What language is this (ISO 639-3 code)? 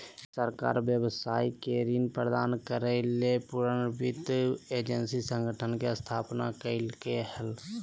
mag